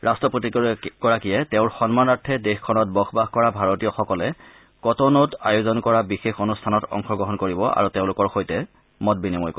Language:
Assamese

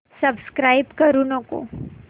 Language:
Marathi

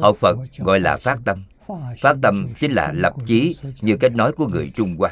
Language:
Vietnamese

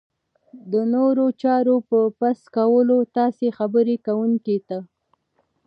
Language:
Pashto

